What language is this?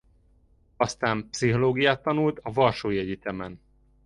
Hungarian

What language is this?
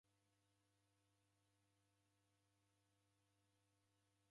Taita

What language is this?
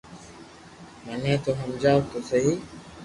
Loarki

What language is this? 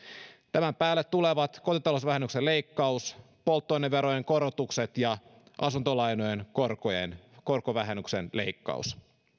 Finnish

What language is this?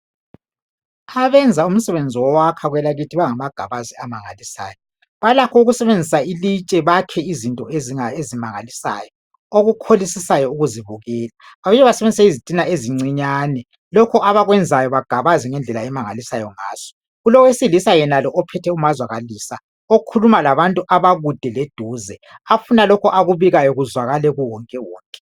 North Ndebele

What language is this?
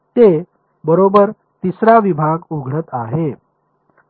Marathi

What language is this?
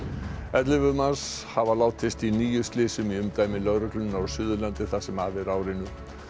Icelandic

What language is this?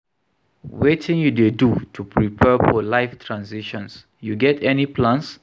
Nigerian Pidgin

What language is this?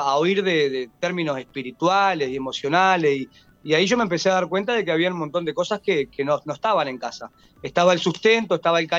Spanish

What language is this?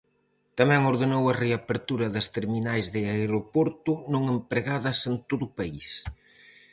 Galician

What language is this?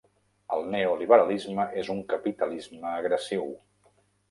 Catalan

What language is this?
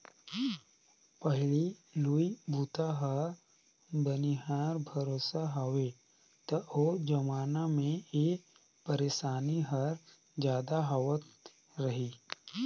Chhattisgarhi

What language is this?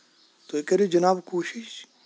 Kashmiri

